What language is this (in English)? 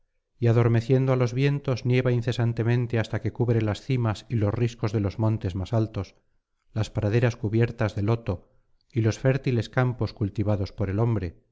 Spanish